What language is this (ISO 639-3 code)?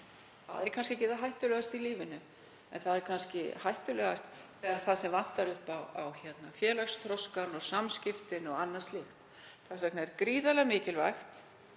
isl